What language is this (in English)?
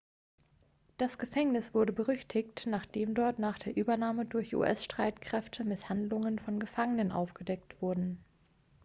German